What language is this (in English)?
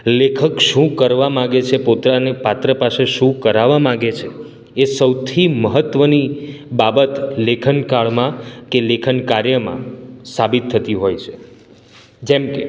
Gujarati